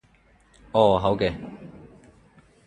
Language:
Cantonese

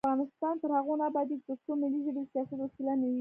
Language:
Pashto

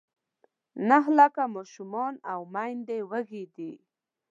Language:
Pashto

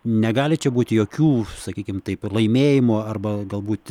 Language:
Lithuanian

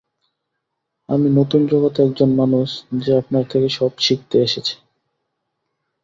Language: Bangla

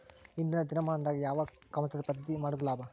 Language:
Kannada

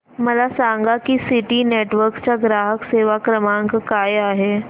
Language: Marathi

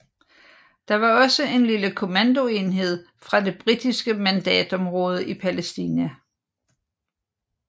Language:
Danish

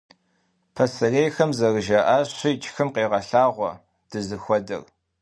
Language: Kabardian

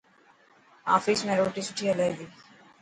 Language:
Dhatki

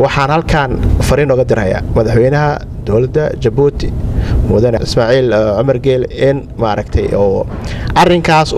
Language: Arabic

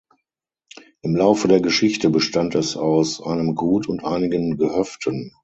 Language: German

